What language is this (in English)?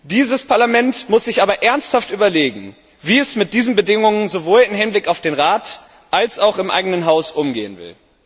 German